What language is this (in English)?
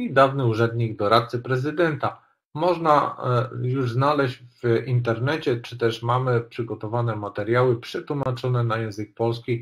Polish